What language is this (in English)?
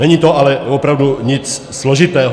Czech